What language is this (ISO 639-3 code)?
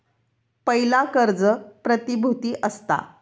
mar